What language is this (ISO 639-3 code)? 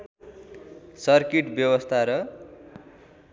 nep